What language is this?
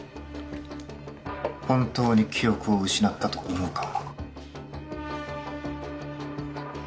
Japanese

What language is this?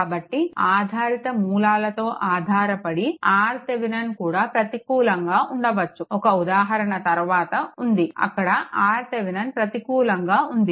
Telugu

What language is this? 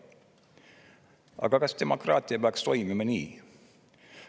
Estonian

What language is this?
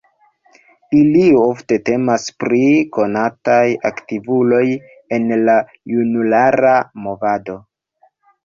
Esperanto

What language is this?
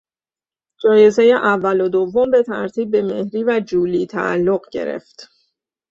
Persian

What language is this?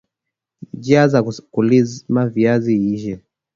Swahili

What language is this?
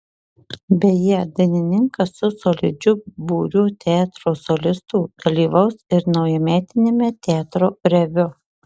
Lithuanian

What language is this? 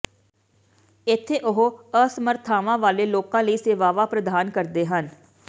Punjabi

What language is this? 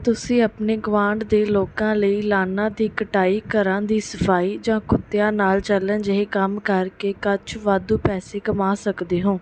Punjabi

